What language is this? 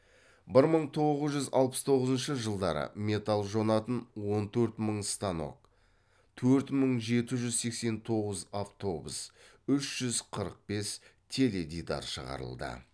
Kazakh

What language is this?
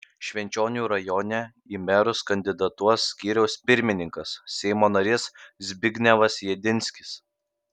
Lithuanian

